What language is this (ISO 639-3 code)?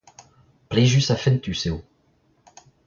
bre